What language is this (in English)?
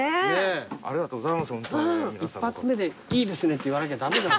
Japanese